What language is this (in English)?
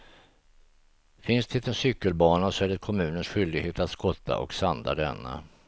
Swedish